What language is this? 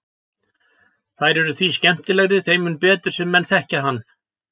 Icelandic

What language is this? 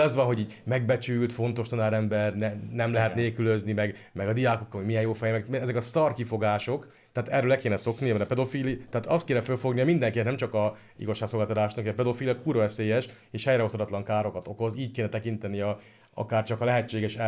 Hungarian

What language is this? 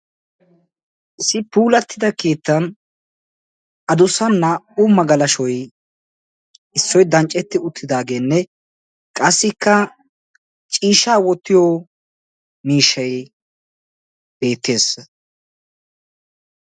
Wolaytta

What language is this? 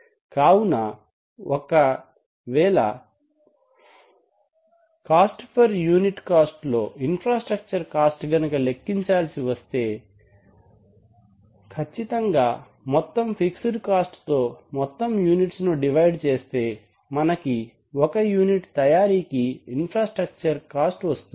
Telugu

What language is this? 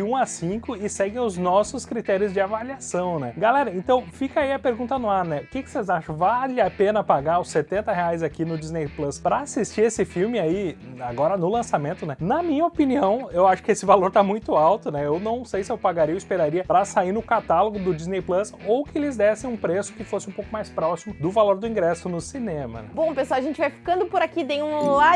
Portuguese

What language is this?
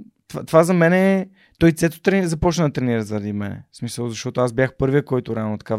Bulgarian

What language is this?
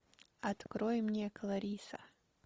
Russian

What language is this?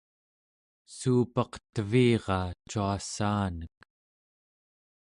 Central Yupik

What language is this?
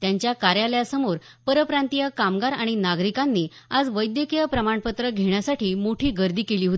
Marathi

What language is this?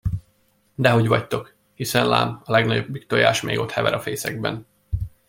Hungarian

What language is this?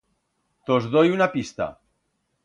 Aragonese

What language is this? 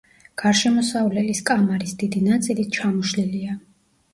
Georgian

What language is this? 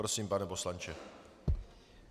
Czech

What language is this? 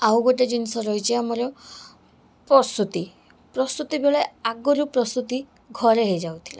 Odia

